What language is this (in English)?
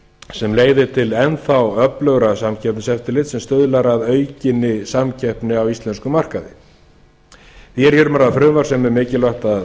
Icelandic